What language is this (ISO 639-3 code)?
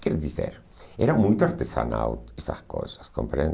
por